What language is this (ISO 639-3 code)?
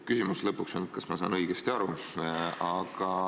est